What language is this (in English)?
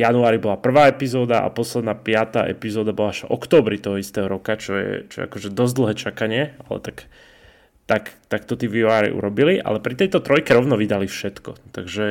Slovak